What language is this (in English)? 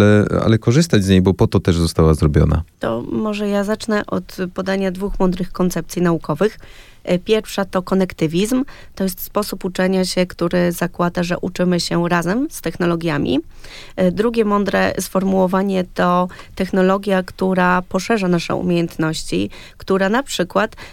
Polish